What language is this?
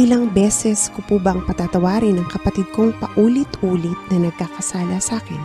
Filipino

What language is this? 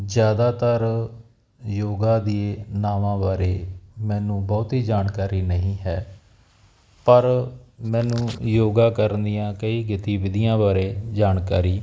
Punjabi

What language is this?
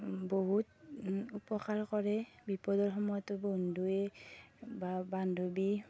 Assamese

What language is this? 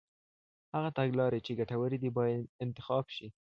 Pashto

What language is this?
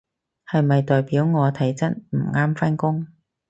Cantonese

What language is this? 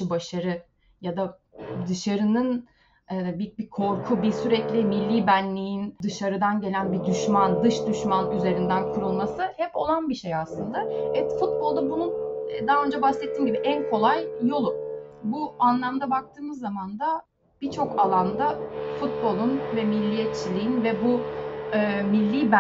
Turkish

